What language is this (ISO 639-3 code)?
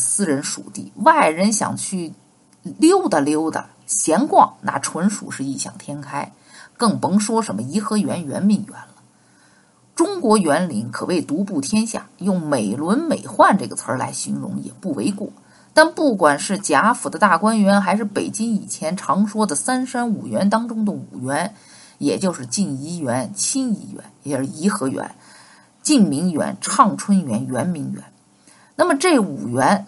zho